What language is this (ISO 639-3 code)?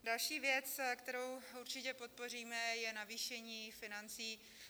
ces